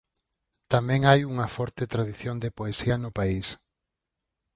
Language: Galician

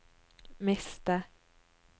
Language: Norwegian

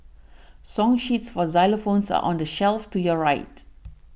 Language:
English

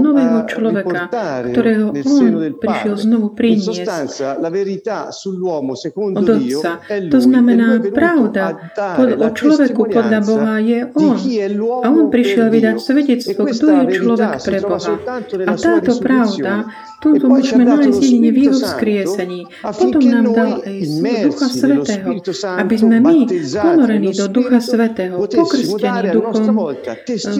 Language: Slovak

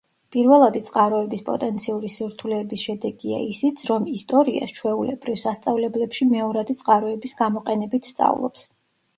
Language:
Georgian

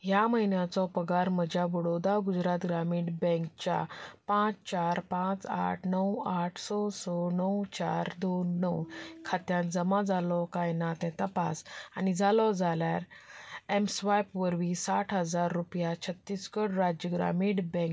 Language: Konkani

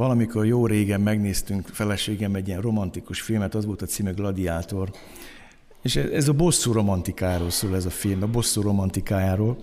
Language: Hungarian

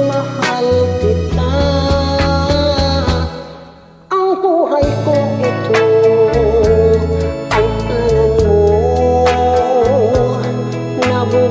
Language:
Korean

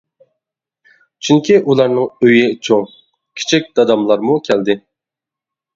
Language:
Uyghur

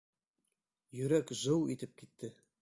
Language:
Bashkir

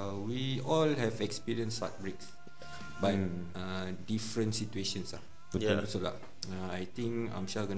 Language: Malay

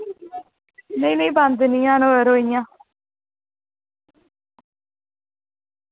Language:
Dogri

